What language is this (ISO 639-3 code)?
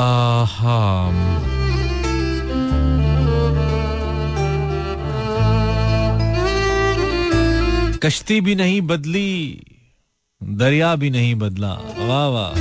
hin